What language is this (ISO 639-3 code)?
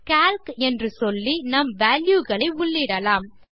tam